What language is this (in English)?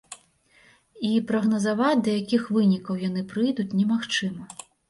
Belarusian